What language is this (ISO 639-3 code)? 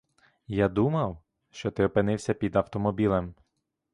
ukr